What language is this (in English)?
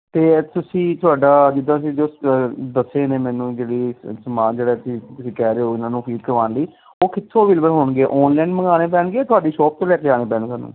Punjabi